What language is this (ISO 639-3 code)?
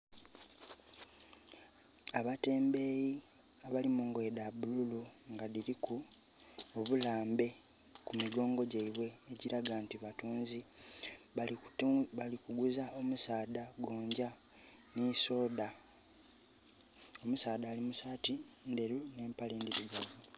xog